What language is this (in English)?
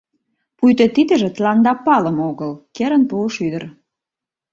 Mari